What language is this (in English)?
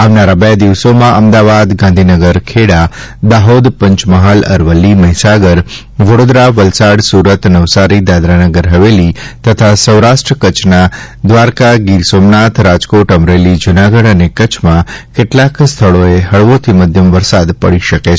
Gujarati